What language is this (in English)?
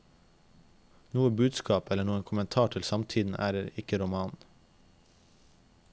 Norwegian